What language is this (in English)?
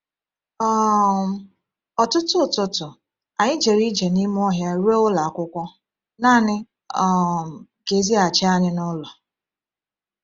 Igbo